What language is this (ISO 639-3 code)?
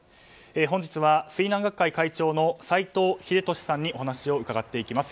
jpn